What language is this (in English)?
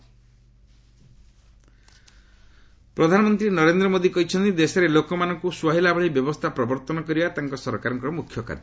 Odia